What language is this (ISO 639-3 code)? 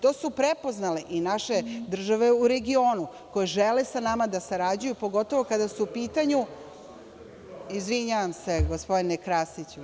srp